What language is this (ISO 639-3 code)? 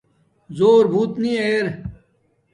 dmk